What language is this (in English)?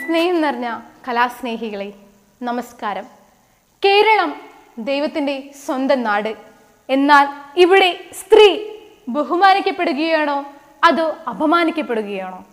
Malayalam